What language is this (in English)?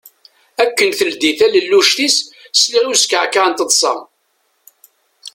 Kabyle